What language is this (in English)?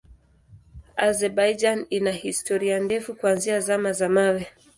Swahili